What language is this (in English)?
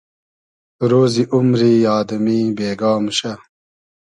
Hazaragi